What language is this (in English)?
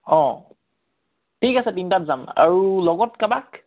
Assamese